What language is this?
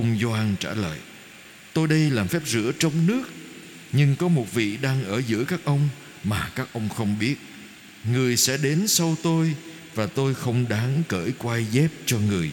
Vietnamese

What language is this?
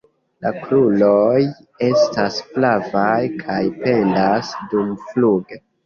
Esperanto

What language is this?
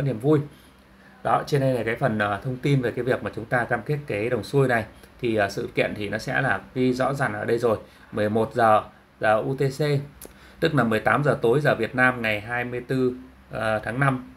Vietnamese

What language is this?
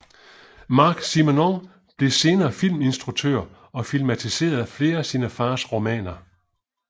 Danish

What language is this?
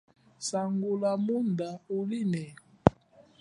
Chokwe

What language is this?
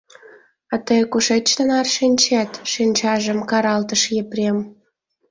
Mari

